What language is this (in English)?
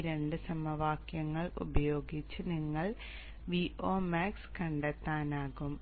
Malayalam